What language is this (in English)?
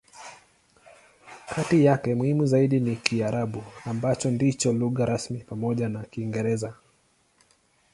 Swahili